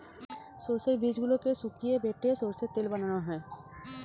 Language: Bangla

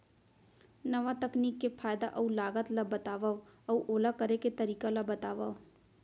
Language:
Chhattisgarhi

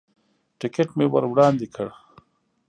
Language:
Pashto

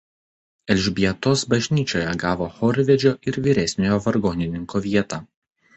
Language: Lithuanian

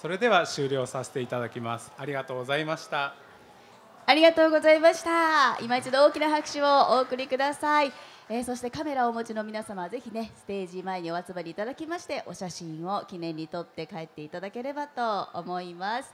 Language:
Japanese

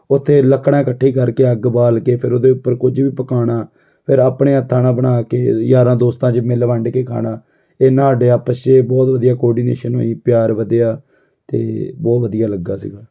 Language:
Punjabi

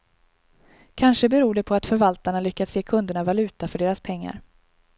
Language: Swedish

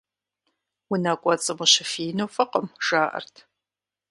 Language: Kabardian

